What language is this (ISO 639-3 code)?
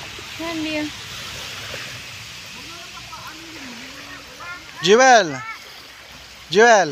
fil